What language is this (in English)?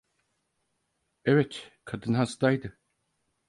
Turkish